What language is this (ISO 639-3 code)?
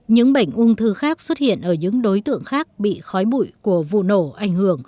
vie